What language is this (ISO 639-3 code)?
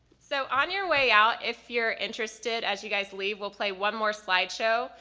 eng